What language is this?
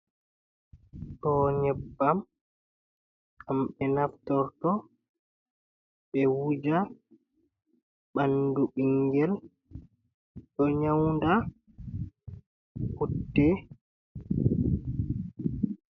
Fula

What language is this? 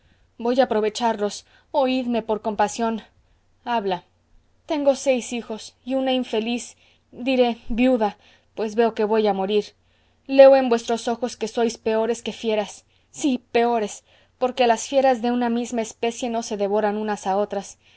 Spanish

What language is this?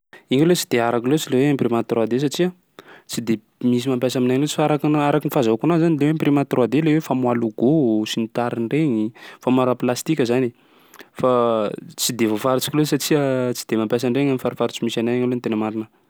Sakalava Malagasy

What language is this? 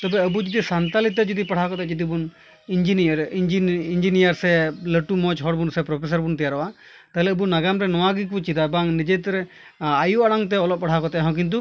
Santali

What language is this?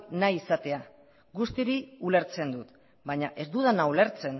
Basque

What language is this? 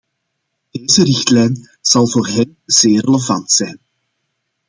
Dutch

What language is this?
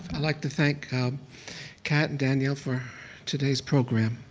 English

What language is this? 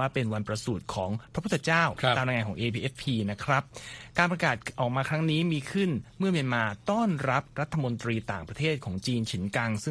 Thai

